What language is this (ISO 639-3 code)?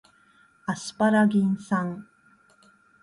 jpn